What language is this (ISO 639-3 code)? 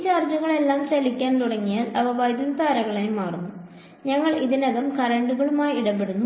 mal